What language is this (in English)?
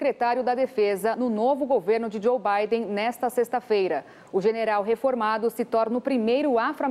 Portuguese